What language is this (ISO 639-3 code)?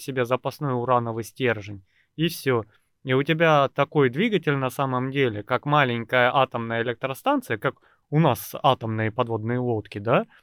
rus